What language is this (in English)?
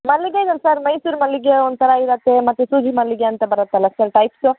Kannada